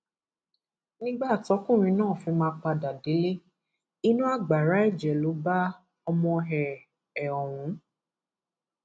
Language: Yoruba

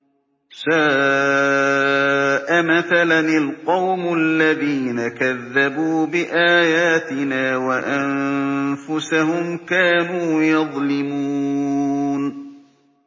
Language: Arabic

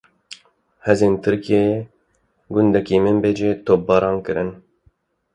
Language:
Kurdish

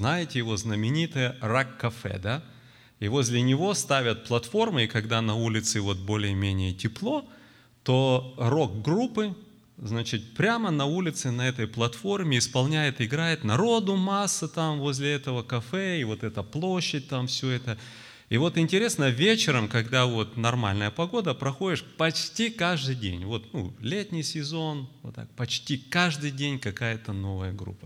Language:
Russian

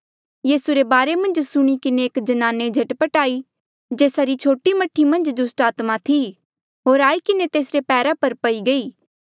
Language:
Mandeali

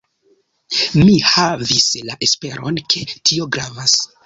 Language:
Esperanto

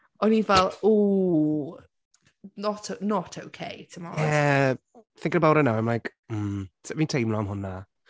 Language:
Welsh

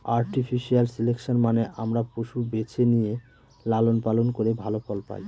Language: Bangla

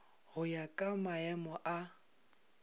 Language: Northern Sotho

